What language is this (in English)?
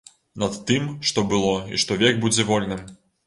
Belarusian